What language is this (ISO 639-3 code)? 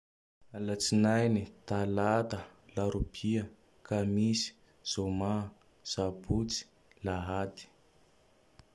tdx